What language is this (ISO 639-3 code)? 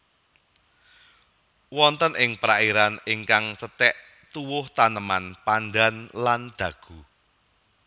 jav